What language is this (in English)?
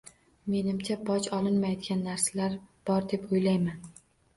Uzbek